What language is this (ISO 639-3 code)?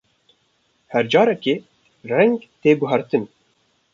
kur